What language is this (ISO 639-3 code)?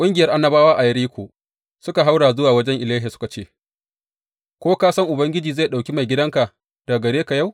hau